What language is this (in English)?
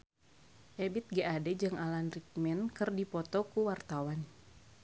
Sundanese